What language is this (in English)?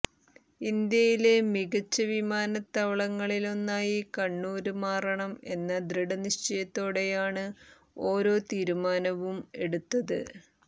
Malayalam